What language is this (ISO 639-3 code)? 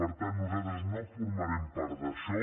cat